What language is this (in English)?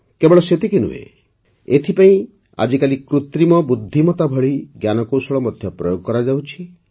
Odia